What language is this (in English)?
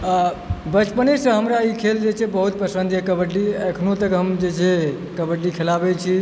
Maithili